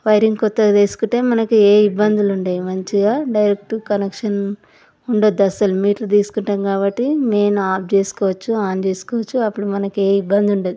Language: Telugu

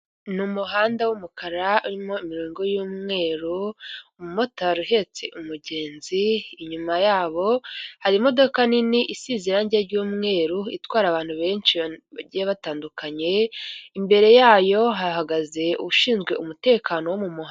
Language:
Kinyarwanda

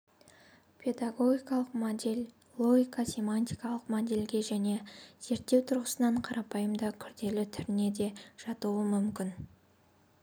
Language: Kazakh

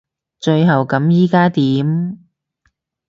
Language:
Cantonese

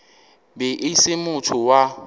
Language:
Northern Sotho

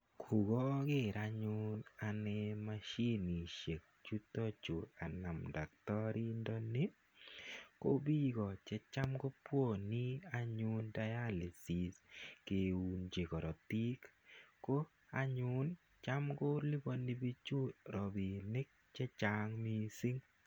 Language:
Kalenjin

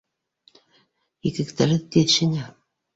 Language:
Bashkir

